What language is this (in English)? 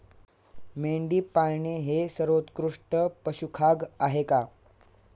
Marathi